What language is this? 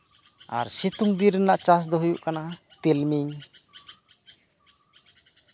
Santali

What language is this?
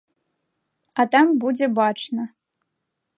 Belarusian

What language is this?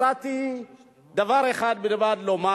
Hebrew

